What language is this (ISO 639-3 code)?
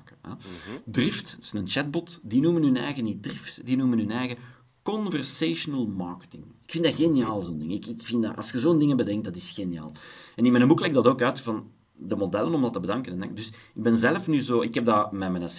nld